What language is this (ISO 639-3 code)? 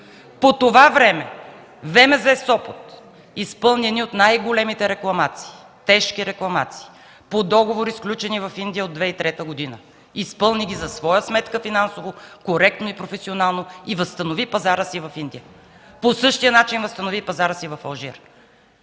bul